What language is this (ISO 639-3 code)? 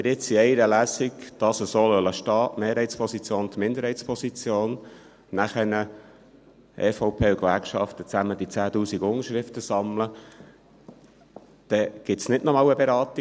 gsw